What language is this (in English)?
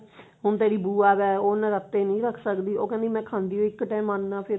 Punjabi